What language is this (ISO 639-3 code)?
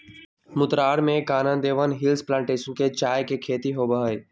mag